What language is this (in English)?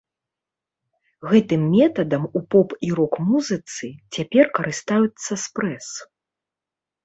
Belarusian